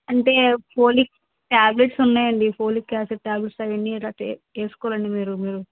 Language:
Telugu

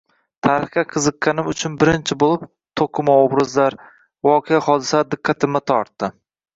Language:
Uzbek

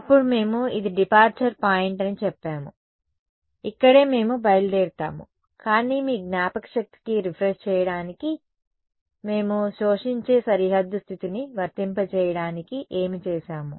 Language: Telugu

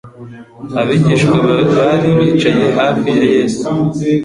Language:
Kinyarwanda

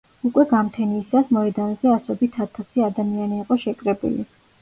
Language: Georgian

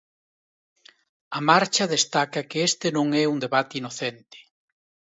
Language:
Galician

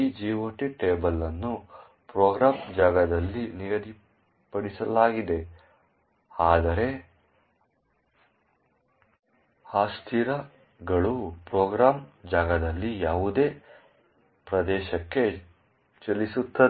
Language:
Kannada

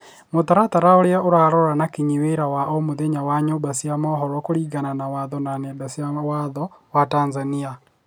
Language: Kikuyu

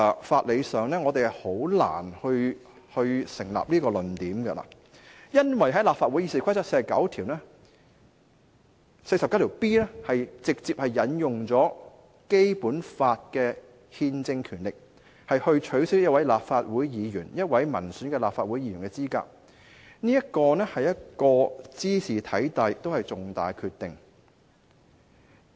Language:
Cantonese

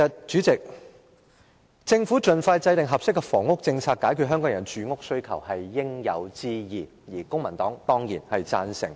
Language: Cantonese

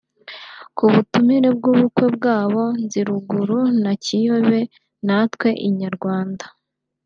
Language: Kinyarwanda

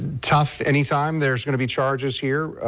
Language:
English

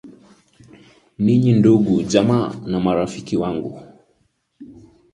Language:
Swahili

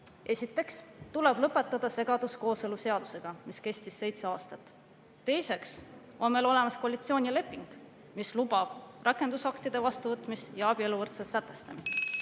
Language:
Estonian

